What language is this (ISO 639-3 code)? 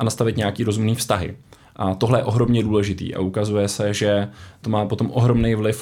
ces